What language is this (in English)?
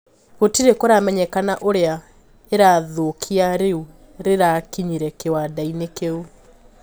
Kikuyu